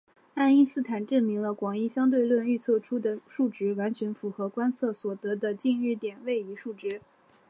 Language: Chinese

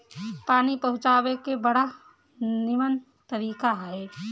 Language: Bhojpuri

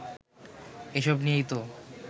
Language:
Bangla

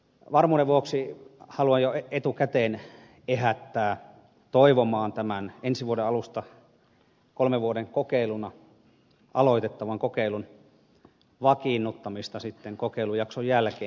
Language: Finnish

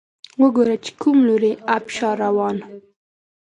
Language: Pashto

